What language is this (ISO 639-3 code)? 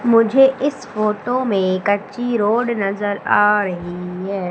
hin